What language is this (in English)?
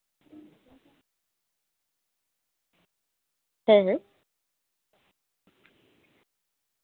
Santali